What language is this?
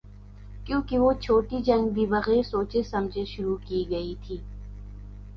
Urdu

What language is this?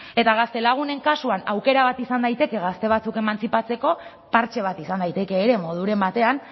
Basque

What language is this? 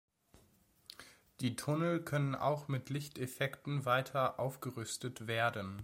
German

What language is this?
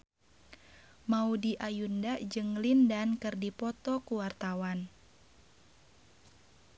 Sundanese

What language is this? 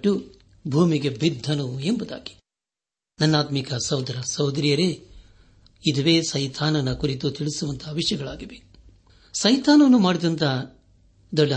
Kannada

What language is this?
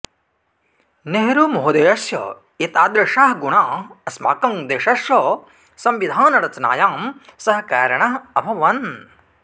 Sanskrit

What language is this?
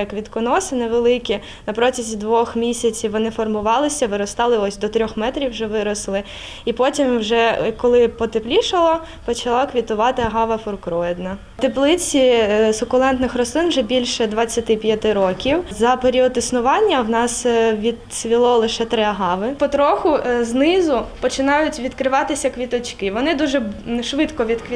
Ukrainian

